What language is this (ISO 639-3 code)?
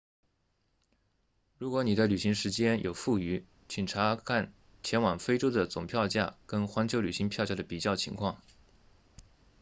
zho